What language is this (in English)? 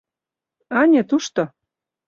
Mari